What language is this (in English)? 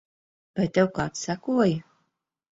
Latvian